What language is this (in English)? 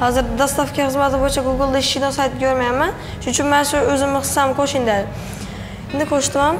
Turkish